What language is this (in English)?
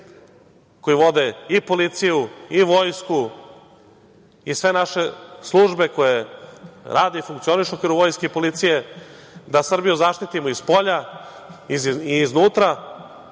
Serbian